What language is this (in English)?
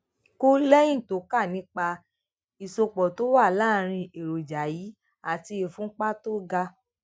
Yoruba